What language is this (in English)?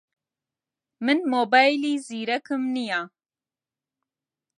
Central Kurdish